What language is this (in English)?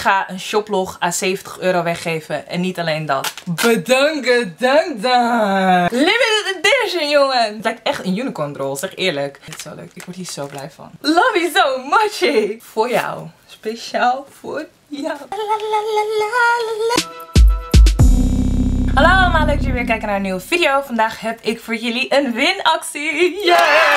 Dutch